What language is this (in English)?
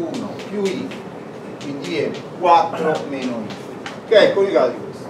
Italian